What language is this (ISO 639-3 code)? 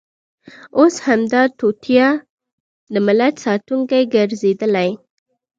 pus